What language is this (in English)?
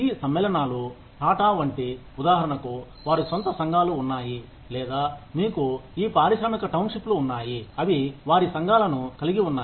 Telugu